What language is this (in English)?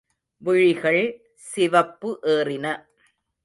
Tamil